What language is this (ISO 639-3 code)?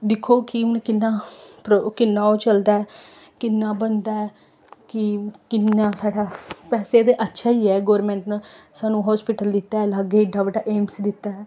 doi